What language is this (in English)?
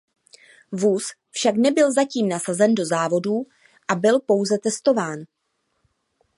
Czech